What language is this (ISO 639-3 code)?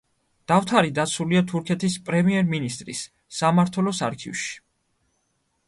kat